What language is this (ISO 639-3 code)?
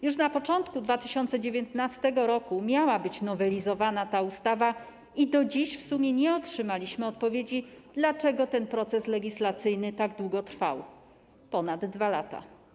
pol